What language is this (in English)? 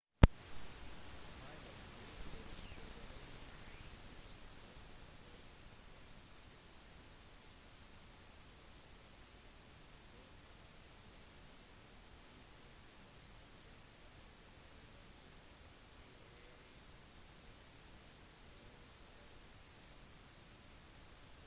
Norwegian Bokmål